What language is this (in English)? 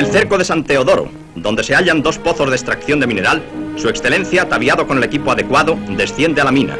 Spanish